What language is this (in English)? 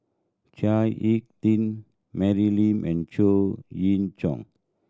English